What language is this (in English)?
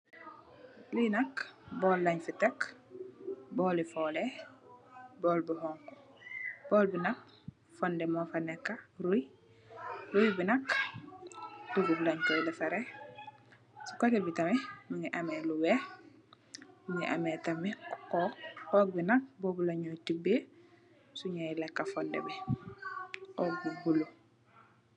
Wolof